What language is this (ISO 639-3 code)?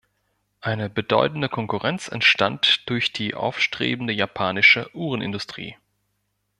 deu